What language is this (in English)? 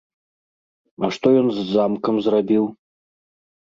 Belarusian